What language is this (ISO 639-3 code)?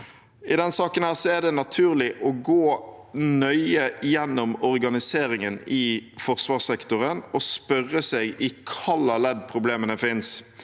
nor